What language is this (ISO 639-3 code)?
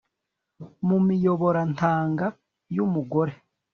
kin